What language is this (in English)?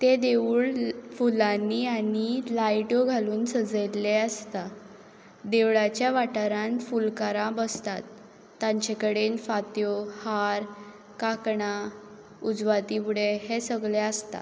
Konkani